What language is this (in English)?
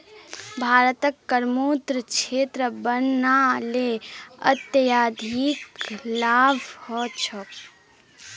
Magahi